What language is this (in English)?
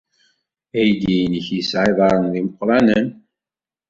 Kabyle